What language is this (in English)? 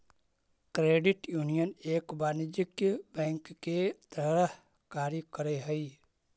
Magahi